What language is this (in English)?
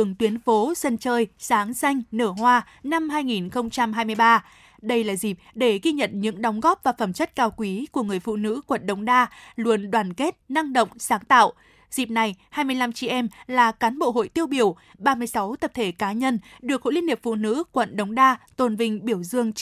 Vietnamese